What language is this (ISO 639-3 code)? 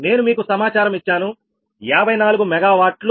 tel